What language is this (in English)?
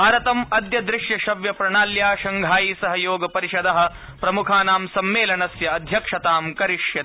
Sanskrit